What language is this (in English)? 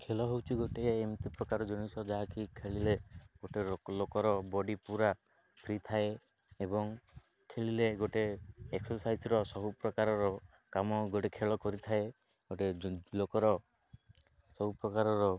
Odia